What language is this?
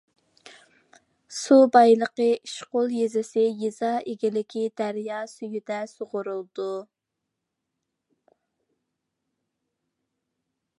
Uyghur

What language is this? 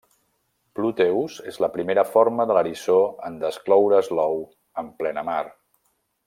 Catalan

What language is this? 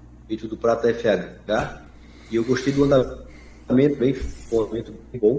Portuguese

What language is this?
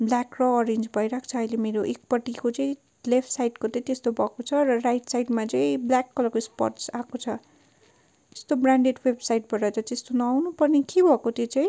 Nepali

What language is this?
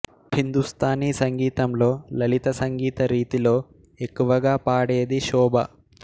Telugu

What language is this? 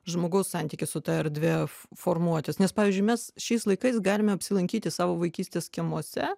Lithuanian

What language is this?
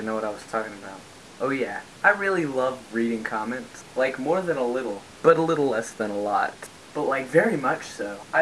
English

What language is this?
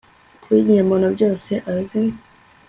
Kinyarwanda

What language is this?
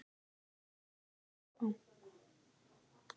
Icelandic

